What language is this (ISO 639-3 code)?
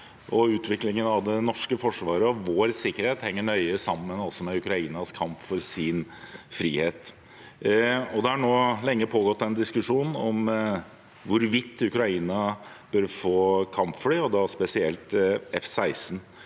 nor